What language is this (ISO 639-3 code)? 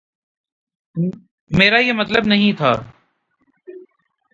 urd